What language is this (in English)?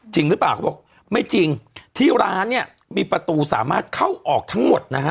Thai